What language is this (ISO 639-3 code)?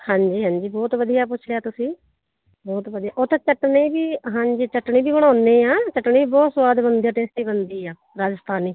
pan